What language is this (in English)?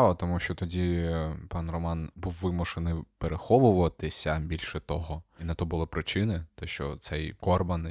Ukrainian